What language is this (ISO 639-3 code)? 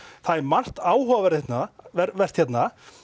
isl